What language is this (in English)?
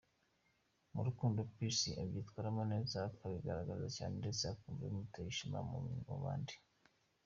Kinyarwanda